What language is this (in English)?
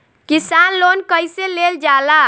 Bhojpuri